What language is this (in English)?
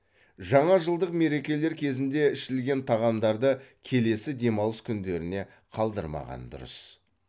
Kazakh